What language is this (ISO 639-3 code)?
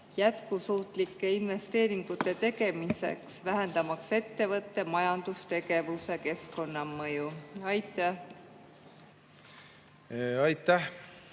est